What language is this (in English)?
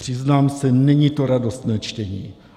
Czech